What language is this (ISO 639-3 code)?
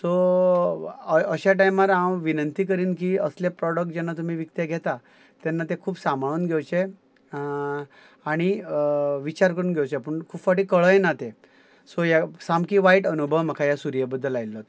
kok